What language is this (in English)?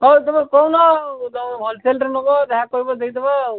Odia